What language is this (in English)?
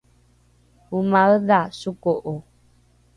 Rukai